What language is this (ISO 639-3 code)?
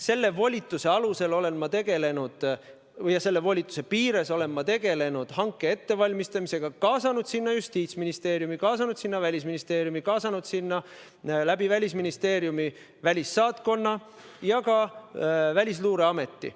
est